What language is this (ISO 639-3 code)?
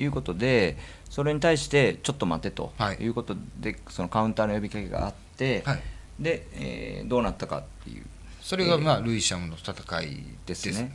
jpn